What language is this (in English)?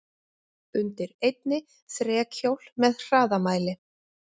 Icelandic